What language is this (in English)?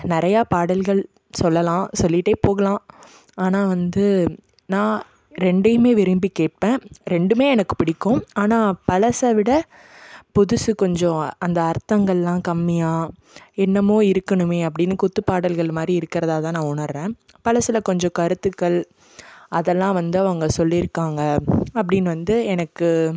Tamil